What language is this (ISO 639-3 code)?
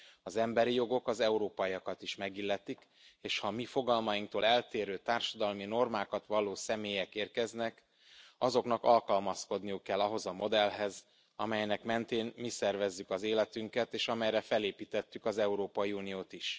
hun